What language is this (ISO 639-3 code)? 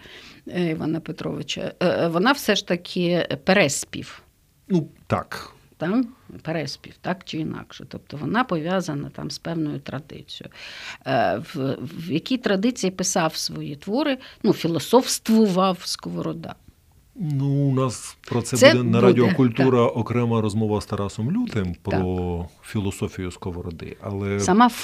ukr